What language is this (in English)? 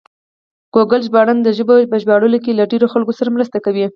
Pashto